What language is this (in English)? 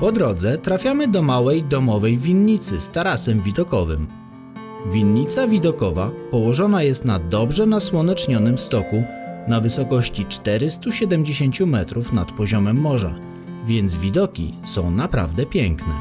Polish